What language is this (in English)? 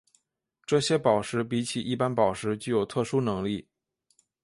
Chinese